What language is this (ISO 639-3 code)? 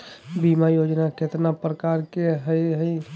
mag